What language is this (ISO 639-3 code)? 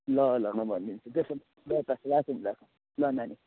nep